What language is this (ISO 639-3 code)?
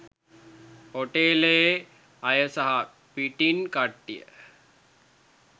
sin